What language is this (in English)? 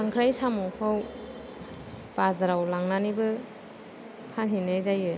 Bodo